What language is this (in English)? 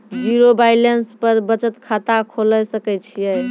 Maithili